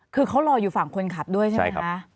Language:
Thai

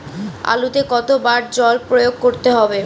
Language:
Bangla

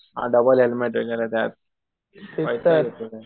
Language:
Marathi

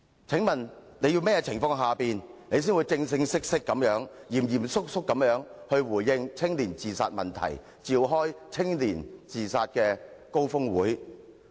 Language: Cantonese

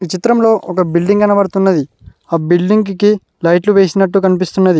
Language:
Telugu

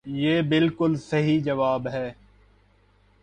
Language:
Urdu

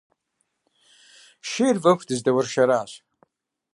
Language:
Kabardian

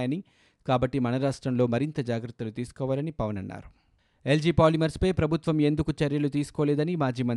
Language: Telugu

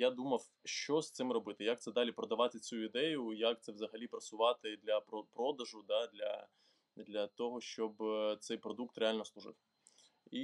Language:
Ukrainian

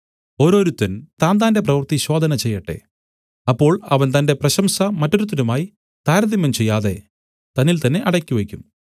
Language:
Malayalam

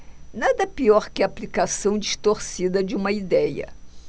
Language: Portuguese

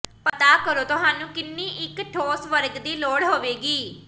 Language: Punjabi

